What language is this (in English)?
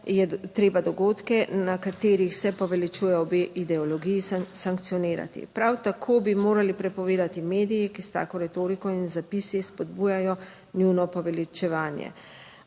Slovenian